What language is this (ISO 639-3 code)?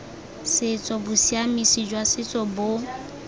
tsn